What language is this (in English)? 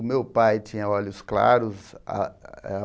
Portuguese